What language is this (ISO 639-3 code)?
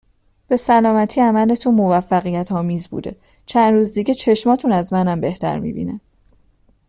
fas